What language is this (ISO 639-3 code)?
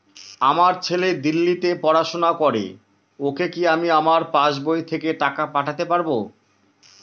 ben